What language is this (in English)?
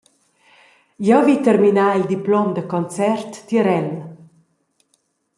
Romansh